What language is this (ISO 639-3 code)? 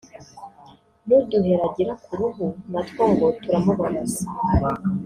kin